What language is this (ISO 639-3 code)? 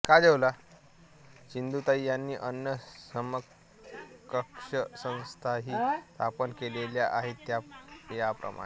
mar